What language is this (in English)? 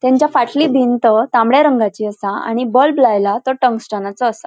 Konkani